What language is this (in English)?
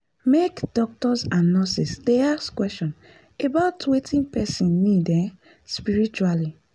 Nigerian Pidgin